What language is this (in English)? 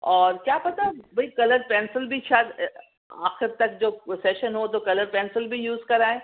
Urdu